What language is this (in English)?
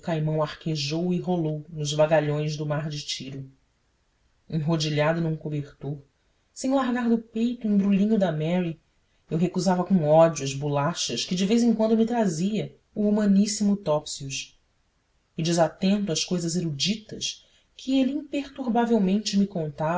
Portuguese